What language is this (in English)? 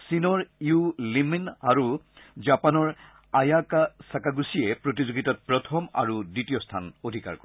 Assamese